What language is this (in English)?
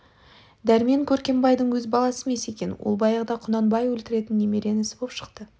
Kazakh